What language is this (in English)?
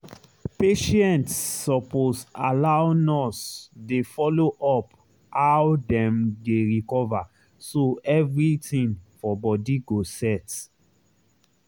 Nigerian Pidgin